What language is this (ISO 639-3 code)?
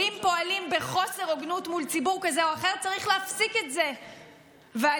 heb